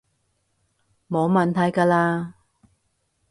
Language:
Cantonese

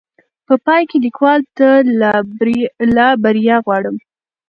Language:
Pashto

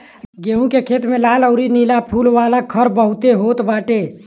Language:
Bhojpuri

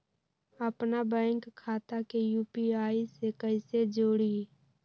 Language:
Magahi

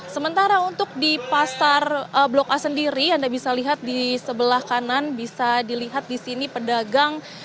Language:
Indonesian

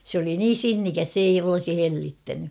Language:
Finnish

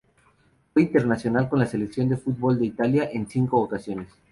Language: Spanish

